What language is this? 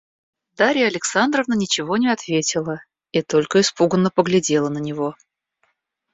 Russian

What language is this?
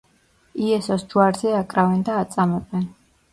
Georgian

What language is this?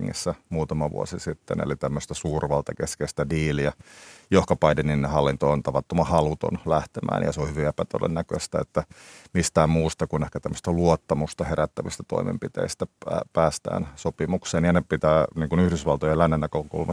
Finnish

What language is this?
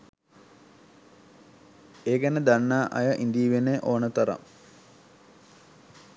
Sinhala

